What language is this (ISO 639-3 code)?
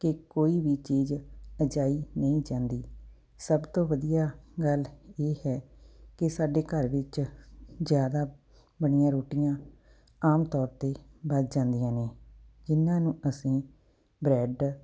pan